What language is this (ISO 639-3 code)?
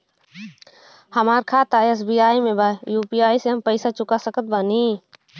bho